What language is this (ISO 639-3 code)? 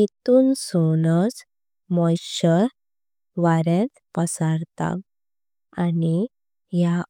kok